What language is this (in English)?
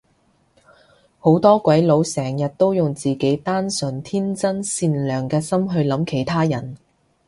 Cantonese